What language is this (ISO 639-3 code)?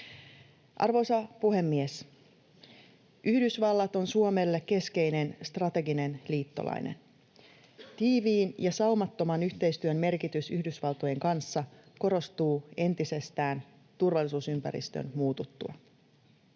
fin